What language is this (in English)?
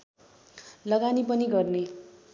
Nepali